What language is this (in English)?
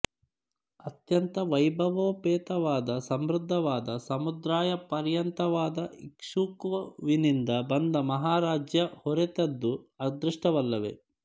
Kannada